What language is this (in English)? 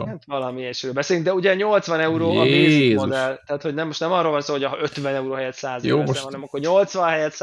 Hungarian